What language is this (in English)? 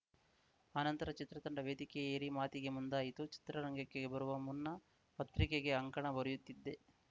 Kannada